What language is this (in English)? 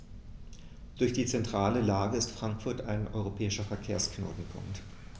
German